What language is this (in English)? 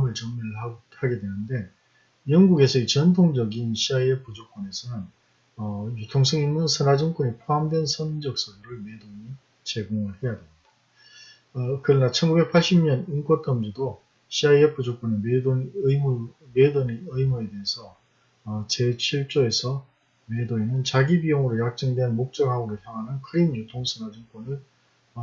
Korean